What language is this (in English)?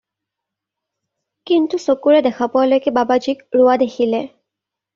Assamese